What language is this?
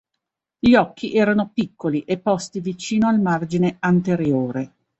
Italian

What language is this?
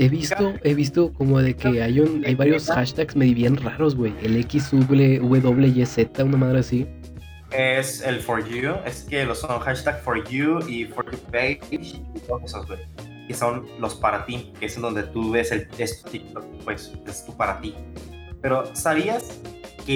Spanish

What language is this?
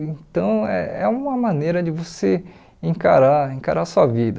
Portuguese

